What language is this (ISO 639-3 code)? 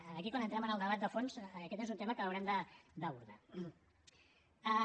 cat